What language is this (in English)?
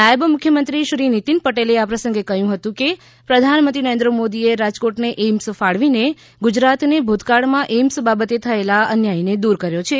Gujarati